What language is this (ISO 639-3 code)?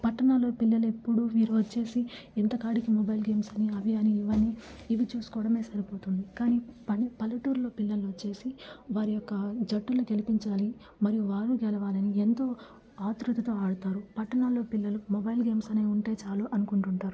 tel